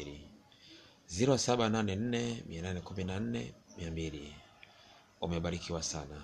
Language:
Swahili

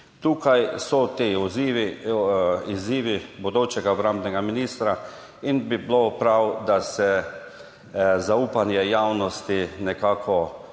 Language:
Slovenian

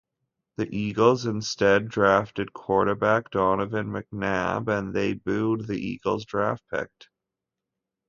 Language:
English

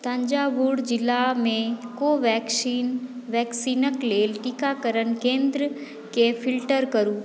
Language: Maithili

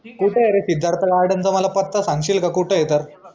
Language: Marathi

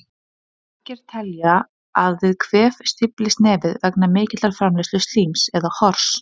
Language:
Icelandic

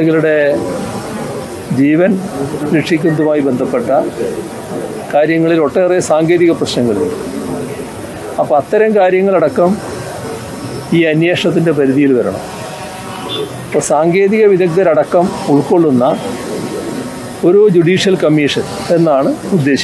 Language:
Arabic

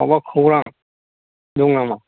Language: Bodo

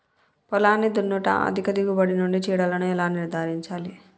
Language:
Telugu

